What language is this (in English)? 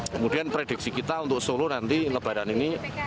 Indonesian